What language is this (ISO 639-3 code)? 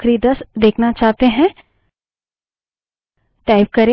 hin